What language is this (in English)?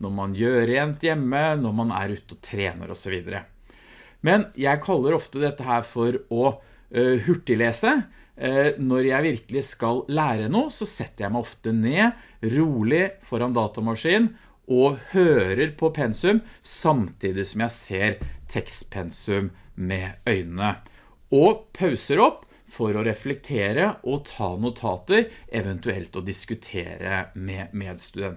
Norwegian